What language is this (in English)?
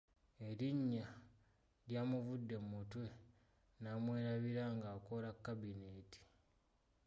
Ganda